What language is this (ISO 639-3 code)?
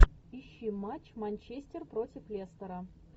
rus